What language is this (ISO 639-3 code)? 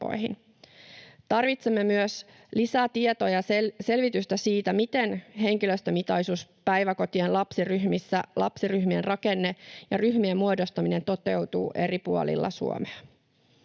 fin